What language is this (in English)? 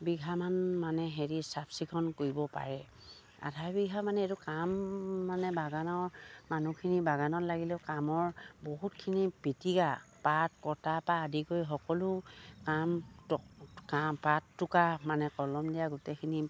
Assamese